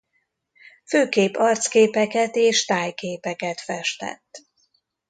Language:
Hungarian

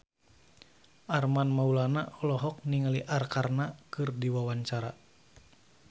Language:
Sundanese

